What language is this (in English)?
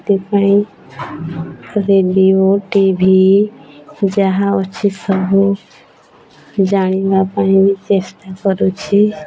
Odia